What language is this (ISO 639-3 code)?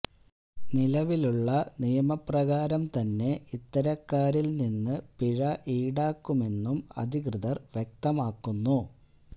mal